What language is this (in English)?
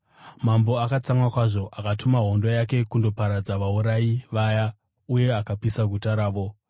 Shona